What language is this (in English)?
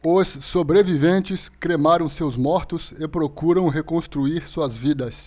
Portuguese